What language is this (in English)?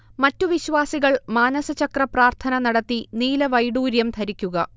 Malayalam